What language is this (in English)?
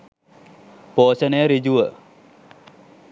Sinhala